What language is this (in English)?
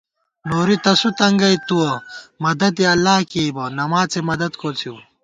Gawar-Bati